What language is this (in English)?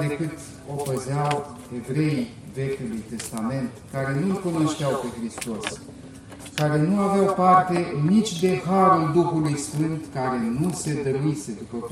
Romanian